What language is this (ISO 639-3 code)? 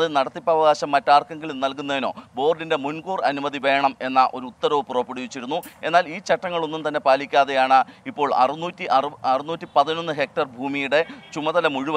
mal